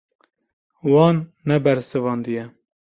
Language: Kurdish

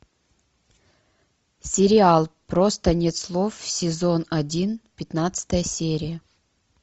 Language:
Russian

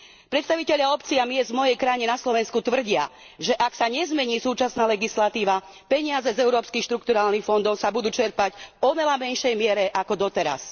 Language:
Slovak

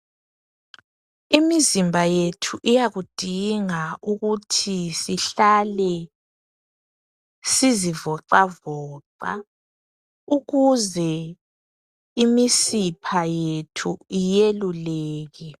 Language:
North Ndebele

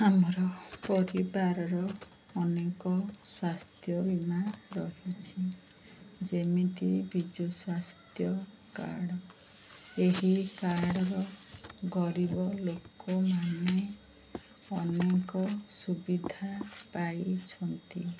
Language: Odia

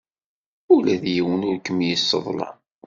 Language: Kabyle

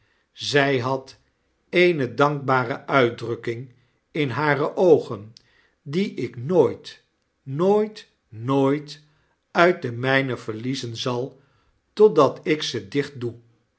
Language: Dutch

